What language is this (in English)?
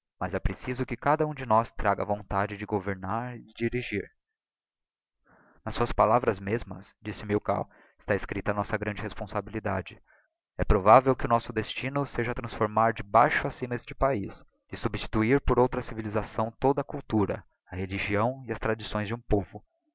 Portuguese